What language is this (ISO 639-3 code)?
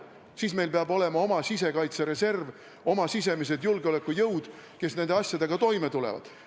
est